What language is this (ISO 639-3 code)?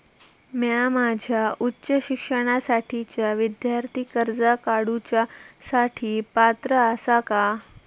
mar